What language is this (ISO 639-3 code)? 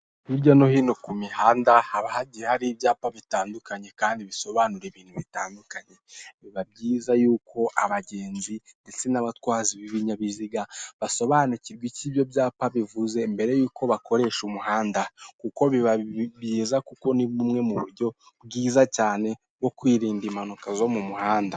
kin